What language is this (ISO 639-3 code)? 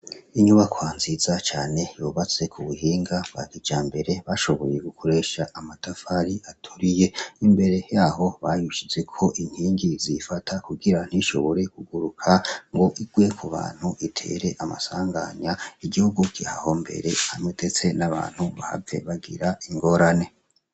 run